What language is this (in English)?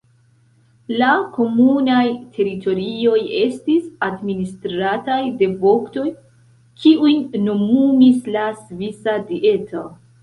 Esperanto